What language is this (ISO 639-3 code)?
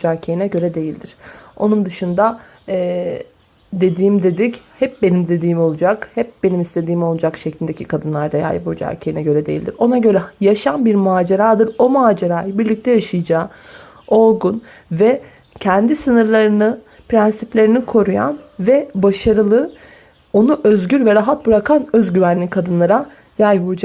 tur